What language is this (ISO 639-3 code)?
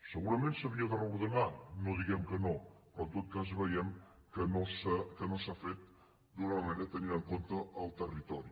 cat